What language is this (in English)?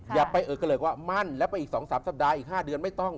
Thai